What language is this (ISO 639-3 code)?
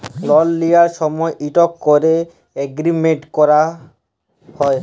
ben